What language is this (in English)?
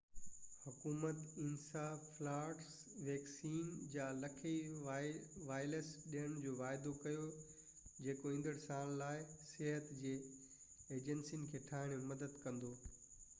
Sindhi